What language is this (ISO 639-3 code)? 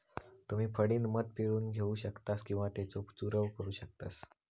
mar